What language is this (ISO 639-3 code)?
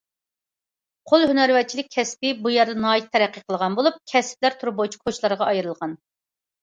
uig